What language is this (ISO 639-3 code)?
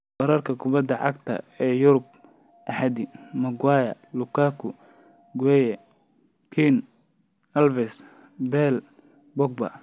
som